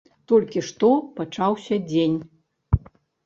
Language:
Belarusian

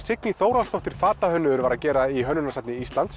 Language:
Icelandic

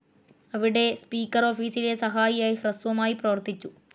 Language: Malayalam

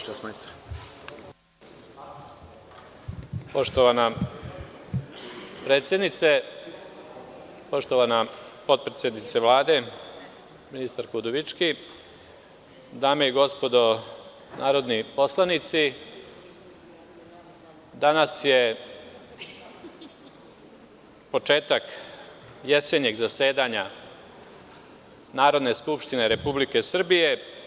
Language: Serbian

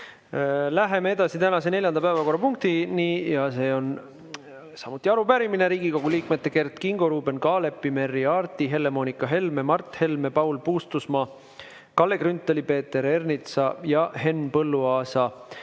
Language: Estonian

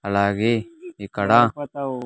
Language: Telugu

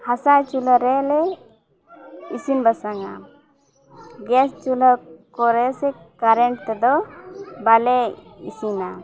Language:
Santali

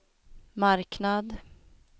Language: Swedish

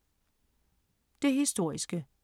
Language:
Danish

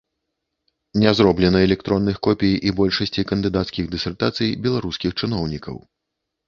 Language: Belarusian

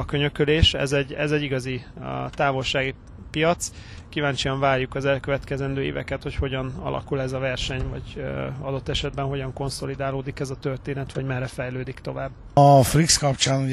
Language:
Hungarian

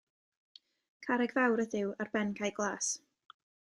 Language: Welsh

